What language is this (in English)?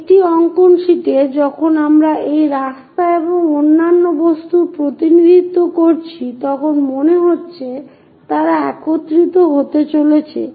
Bangla